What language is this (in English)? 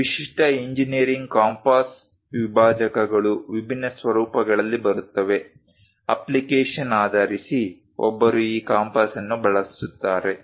Kannada